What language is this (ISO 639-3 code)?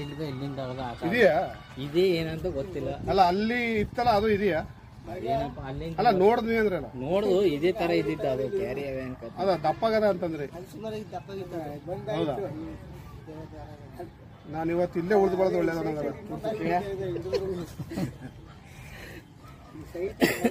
kan